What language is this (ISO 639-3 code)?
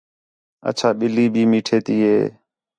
xhe